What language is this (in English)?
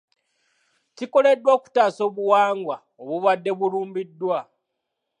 Ganda